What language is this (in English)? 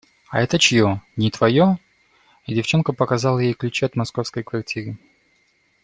Russian